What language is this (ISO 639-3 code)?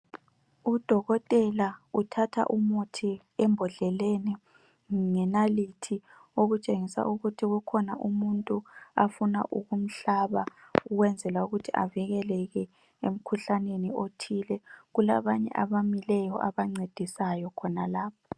nde